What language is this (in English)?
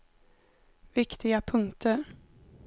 Swedish